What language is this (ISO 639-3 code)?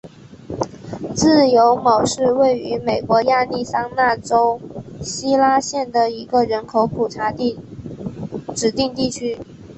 zho